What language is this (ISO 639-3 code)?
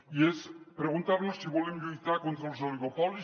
cat